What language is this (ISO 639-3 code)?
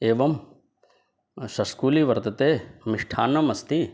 san